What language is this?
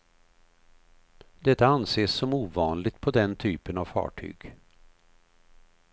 Swedish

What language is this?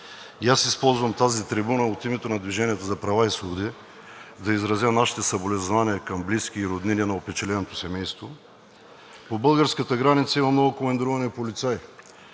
Bulgarian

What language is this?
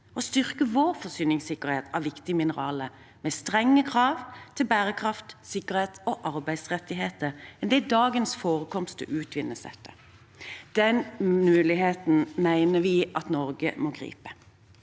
Norwegian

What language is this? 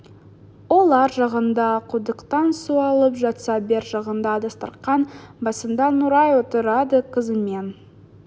Kazakh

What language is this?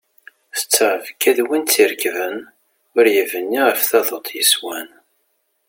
Kabyle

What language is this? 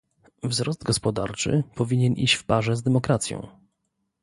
Polish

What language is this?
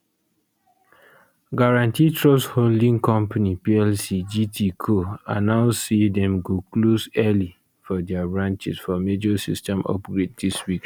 Nigerian Pidgin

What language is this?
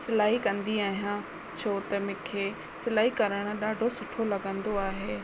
Sindhi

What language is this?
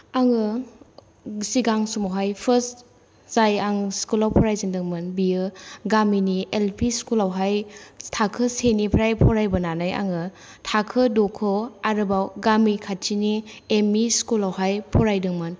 Bodo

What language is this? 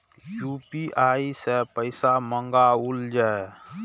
Maithili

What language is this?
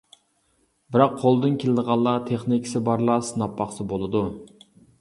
Uyghur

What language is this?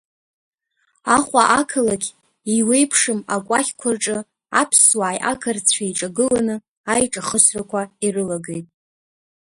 Abkhazian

